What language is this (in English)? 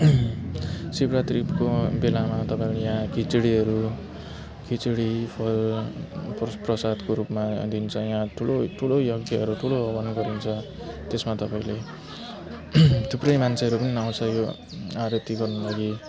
Nepali